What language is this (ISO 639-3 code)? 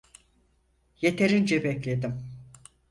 tur